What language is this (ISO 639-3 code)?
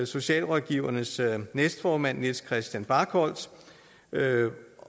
dan